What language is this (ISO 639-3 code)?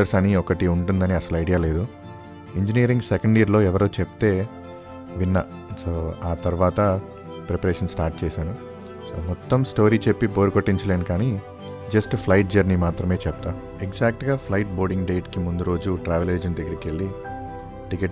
tel